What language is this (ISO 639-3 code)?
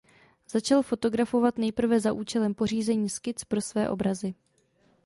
ces